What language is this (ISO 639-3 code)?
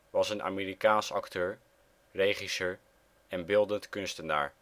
nld